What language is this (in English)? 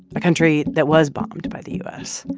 English